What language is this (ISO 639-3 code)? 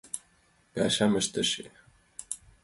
chm